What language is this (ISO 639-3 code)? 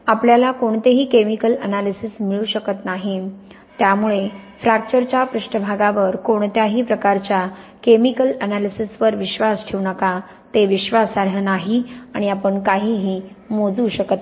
mar